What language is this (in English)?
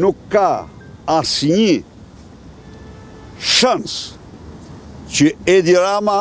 Romanian